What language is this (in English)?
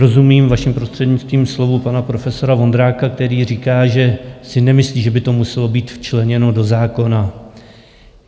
Czech